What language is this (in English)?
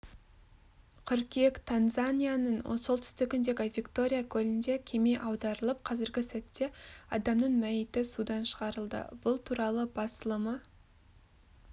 Kazakh